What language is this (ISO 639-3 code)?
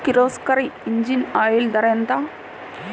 tel